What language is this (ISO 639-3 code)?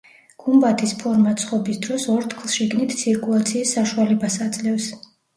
kat